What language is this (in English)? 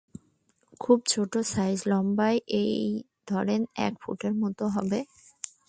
Bangla